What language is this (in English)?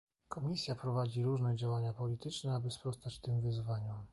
Polish